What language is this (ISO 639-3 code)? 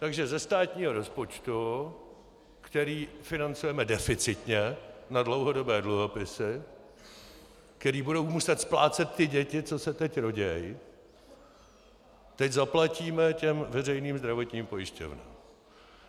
ces